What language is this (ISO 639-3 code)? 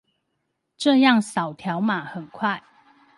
zho